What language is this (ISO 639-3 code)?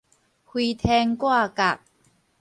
nan